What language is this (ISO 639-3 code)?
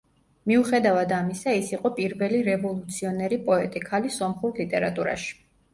kat